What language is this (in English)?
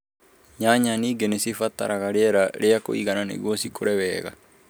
Kikuyu